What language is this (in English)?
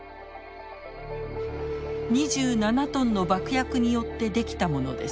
Japanese